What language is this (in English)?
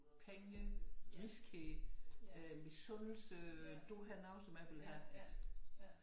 Danish